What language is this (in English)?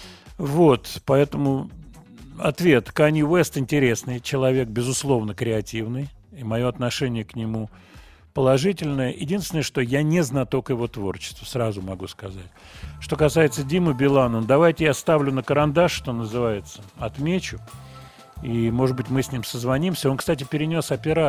Russian